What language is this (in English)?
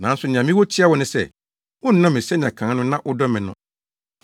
Akan